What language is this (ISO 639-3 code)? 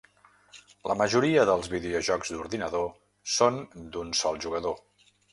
cat